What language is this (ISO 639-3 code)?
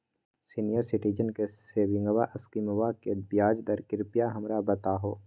mag